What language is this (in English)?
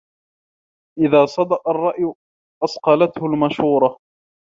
Arabic